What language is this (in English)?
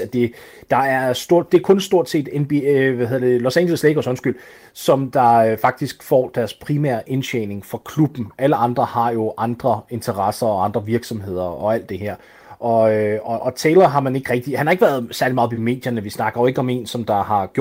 Danish